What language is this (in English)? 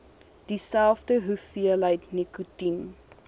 Afrikaans